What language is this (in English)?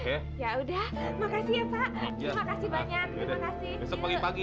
Indonesian